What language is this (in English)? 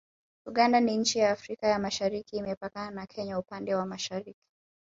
Swahili